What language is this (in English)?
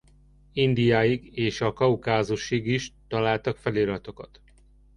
Hungarian